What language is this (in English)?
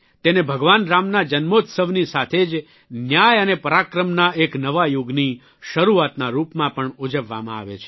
Gujarati